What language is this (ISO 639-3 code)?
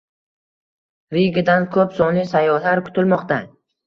uzb